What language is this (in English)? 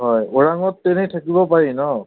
Assamese